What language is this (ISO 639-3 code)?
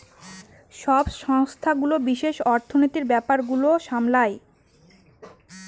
ben